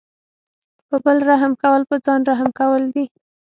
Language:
Pashto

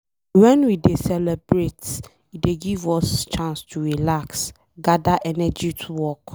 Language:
Nigerian Pidgin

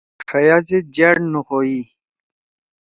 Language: Torwali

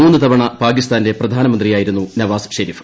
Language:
Malayalam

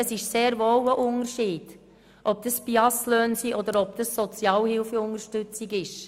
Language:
Swiss German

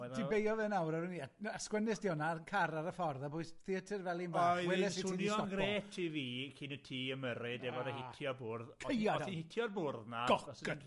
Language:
Welsh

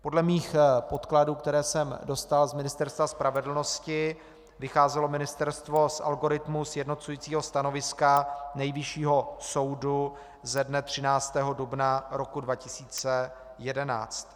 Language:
Czech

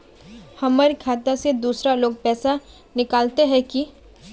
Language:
Magahi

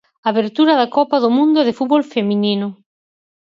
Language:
Galician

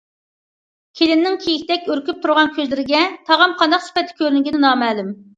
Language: Uyghur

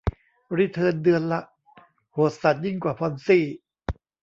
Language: Thai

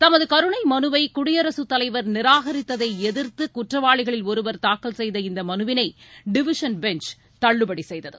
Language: Tamil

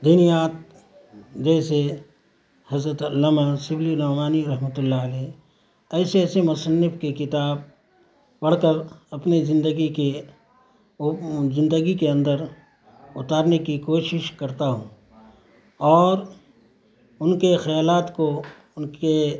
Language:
Urdu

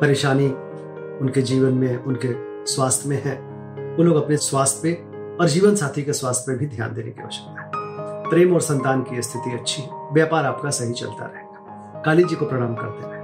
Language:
Hindi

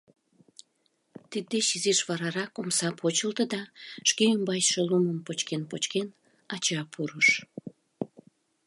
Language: Mari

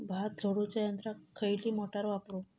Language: Marathi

